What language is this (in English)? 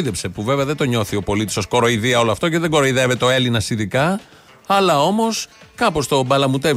Greek